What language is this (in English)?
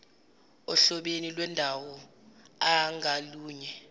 Zulu